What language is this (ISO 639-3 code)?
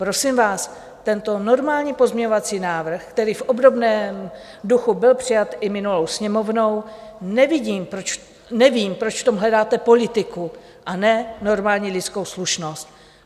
ces